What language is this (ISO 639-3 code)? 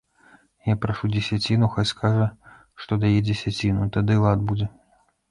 bel